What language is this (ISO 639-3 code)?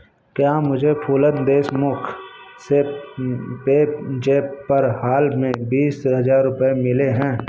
hin